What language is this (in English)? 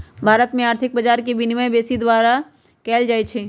Magahi